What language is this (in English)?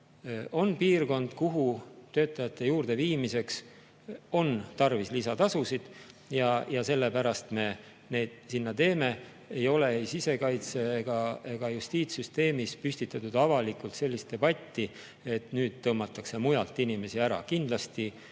Estonian